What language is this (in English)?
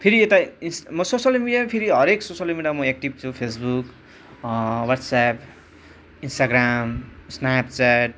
Nepali